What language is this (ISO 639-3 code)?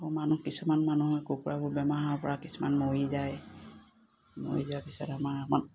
asm